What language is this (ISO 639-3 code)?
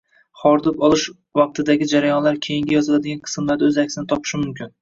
uzb